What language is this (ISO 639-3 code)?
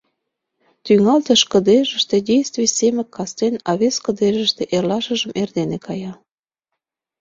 chm